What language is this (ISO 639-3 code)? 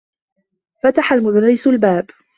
ara